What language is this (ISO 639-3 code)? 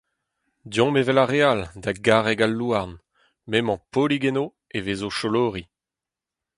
bre